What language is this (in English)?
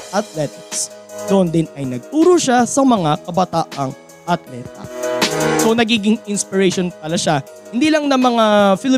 Filipino